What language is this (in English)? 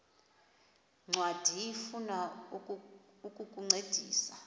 Xhosa